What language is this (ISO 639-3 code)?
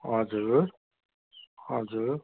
nep